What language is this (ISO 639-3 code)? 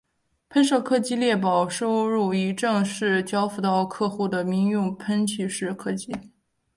zho